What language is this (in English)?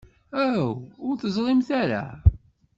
Kabyle